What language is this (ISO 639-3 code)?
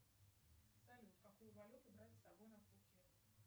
rus